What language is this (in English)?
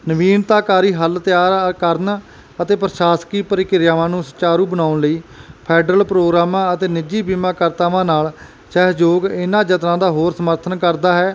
Punjabi